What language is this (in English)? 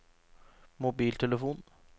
Norwegian